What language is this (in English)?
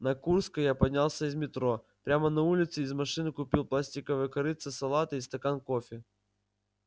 Russian